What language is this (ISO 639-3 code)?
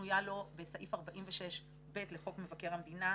heb